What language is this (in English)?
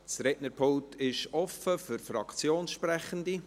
Swiss German